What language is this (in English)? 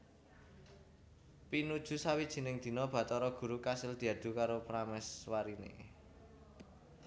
Javanese